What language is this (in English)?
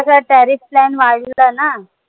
Marathi